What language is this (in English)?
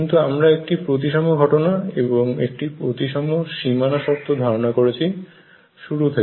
Bangla